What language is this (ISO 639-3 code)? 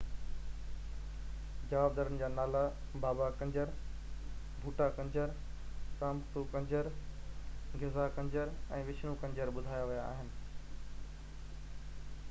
snd